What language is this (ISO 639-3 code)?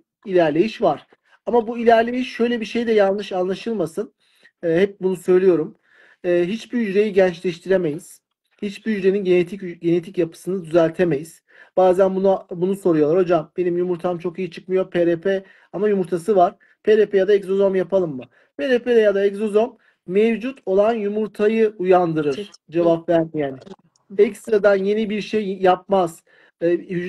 tur